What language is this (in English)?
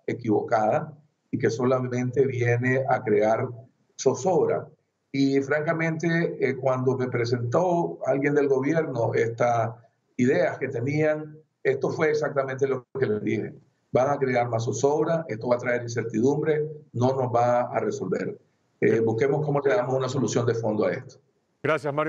Spanish